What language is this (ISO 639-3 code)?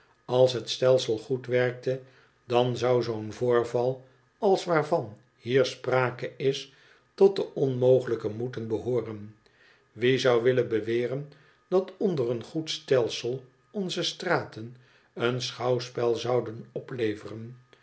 nld